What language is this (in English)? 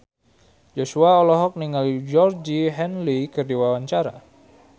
Sundanese